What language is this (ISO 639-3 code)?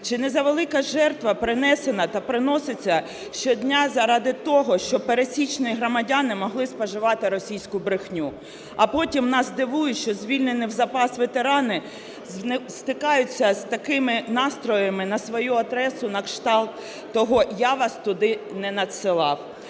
ukr